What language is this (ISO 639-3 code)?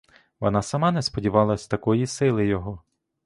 ukr